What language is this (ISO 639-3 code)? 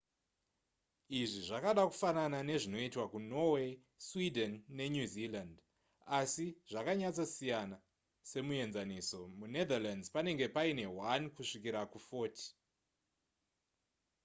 sna